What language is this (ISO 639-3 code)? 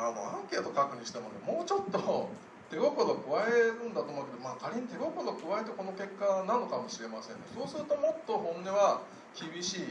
jpn